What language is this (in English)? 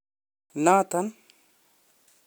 Kalenjin